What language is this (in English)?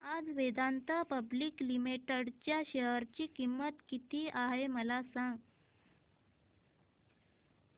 Marathi